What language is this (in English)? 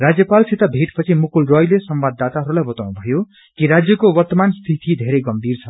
Nepali